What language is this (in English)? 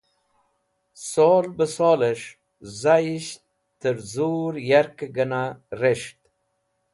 Wakhi